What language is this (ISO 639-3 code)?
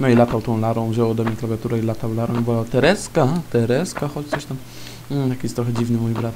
pol